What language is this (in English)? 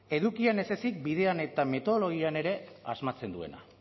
Basque